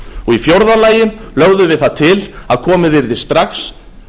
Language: Icelandic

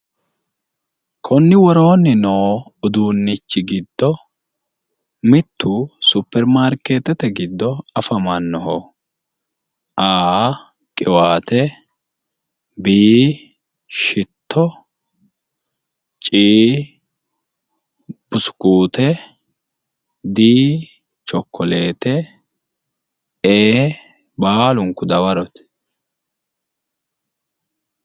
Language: Sidamo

